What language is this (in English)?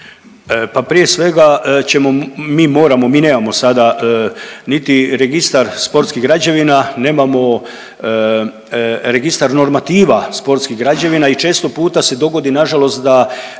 Croatian